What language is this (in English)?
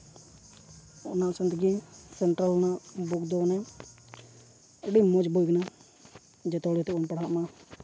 Santali